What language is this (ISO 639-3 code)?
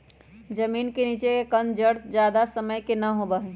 mag